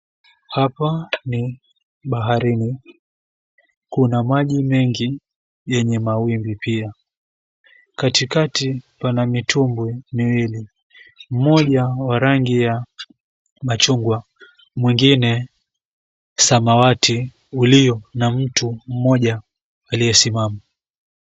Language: Swahili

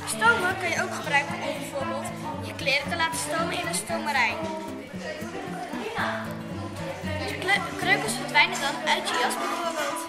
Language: Dutch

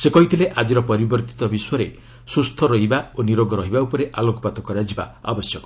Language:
Odia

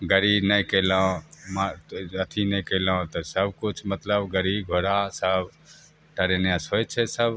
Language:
Maithili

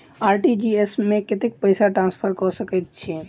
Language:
Maithili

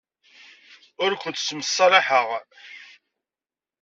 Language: Kabyle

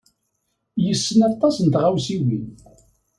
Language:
Kabyle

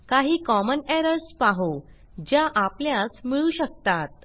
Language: Marathi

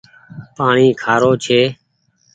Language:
Goaria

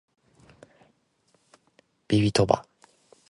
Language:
Japanese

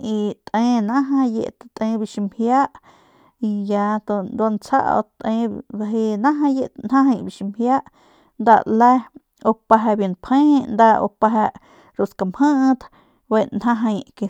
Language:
Northern Pame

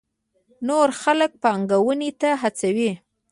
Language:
Pashto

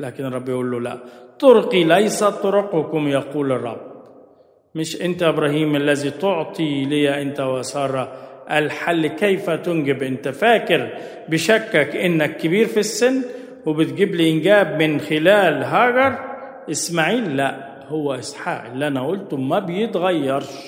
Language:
Arabic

